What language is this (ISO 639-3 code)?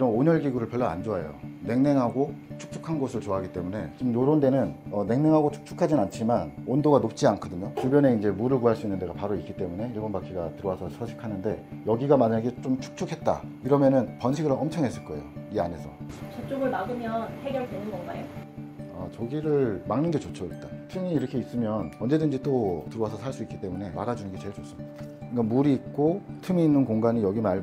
kor